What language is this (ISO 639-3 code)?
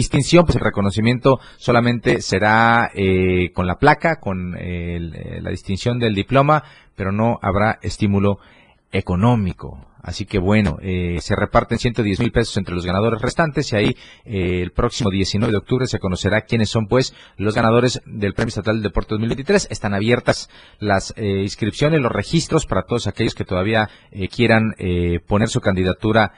spa